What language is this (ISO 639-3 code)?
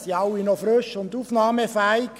gsw